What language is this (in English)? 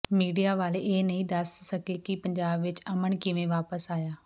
Punjabi